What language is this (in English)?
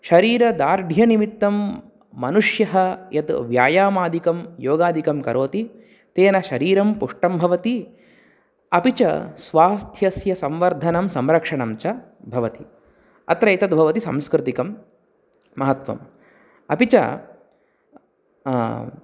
Sanskrit